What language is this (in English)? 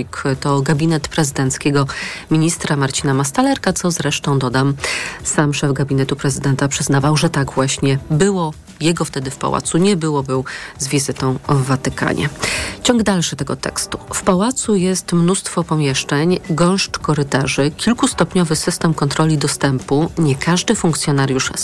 Polish